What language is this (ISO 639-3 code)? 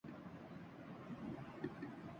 urd